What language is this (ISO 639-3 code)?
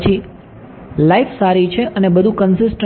guj